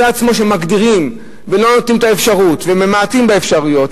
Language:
Hebrew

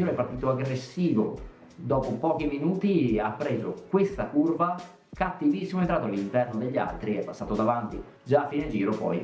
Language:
Italian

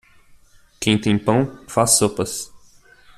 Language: Portuguese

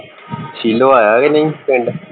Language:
Punjabi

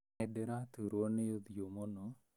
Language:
Kikuyu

